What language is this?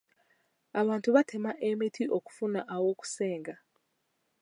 Ganda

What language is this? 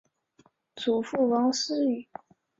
Chinese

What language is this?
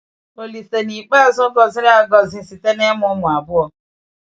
Igbo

